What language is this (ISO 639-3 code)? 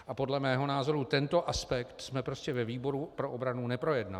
ces